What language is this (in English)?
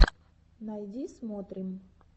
Russian